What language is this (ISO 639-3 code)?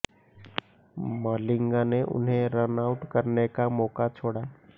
hin